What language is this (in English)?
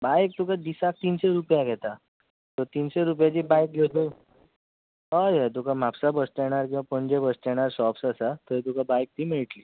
Konkani